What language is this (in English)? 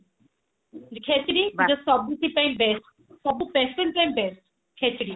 Odia